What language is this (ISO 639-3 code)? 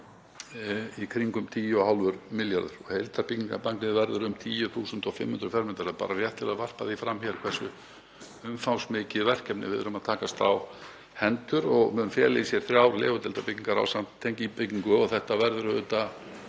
isl